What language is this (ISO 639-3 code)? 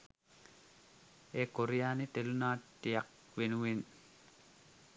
sin